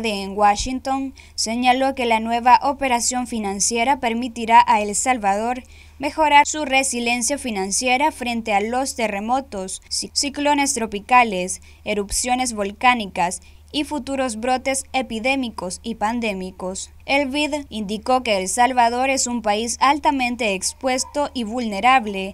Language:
Spanish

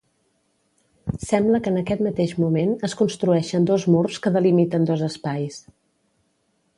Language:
Catalan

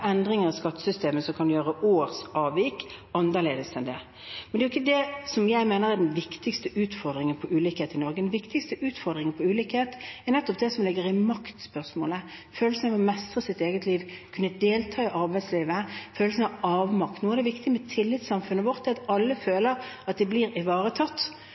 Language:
Norwegian Bokmål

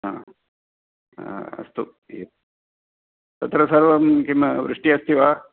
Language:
Sanskrit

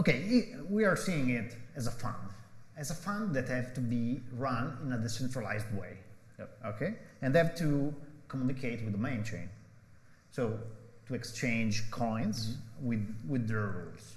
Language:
English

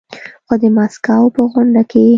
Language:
Pashto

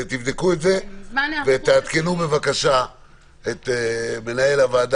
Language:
Hebrew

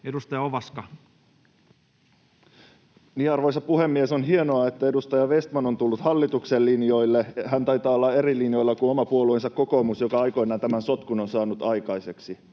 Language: Finnish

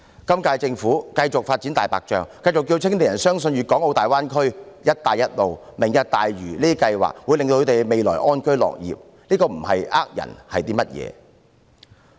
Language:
Cantonese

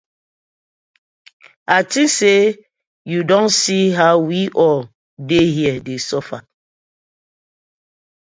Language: Nigerian Pidgin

